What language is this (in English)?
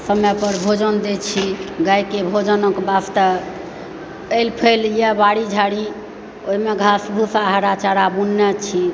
Maithili